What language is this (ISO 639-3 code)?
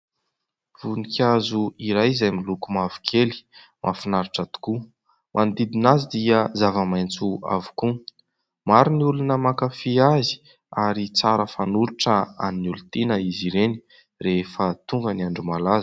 mlg